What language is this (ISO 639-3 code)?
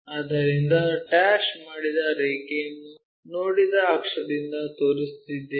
kan